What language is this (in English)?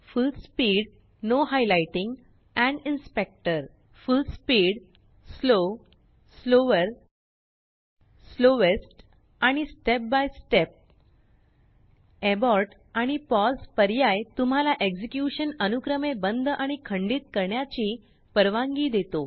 Marathi